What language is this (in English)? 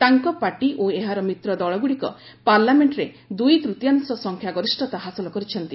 Odia